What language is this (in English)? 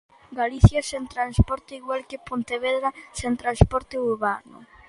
Galician